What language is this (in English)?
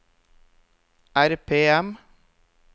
Norwegian